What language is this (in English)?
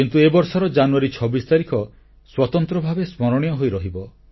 Odia